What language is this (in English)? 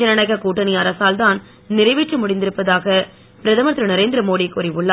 Tamil